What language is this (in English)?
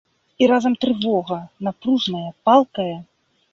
Belarusian